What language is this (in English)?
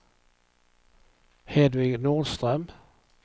Swedish